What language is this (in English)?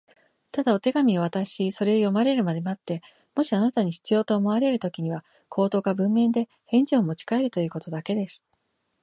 Japanese